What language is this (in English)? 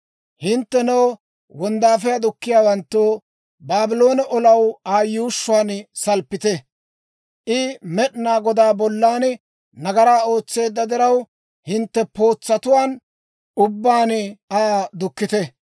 Dawro